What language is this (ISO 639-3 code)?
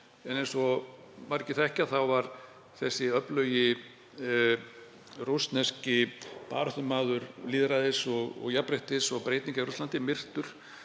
isl